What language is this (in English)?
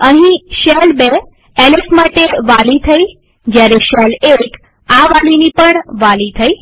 Gujarati